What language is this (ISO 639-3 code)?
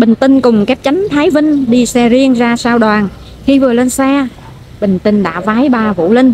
vie